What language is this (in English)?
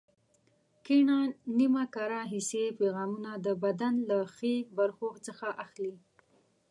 Pashto